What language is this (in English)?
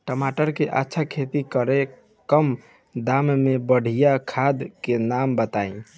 Bhojpuri